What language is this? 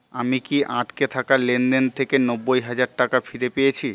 Bangla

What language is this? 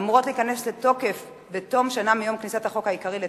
Hebrew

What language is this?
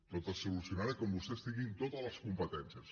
Catalan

